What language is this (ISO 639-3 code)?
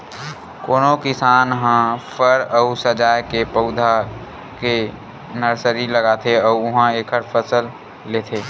hne